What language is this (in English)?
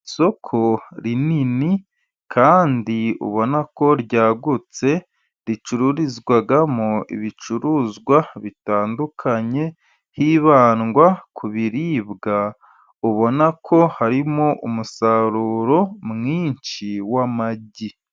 Kinyarwanda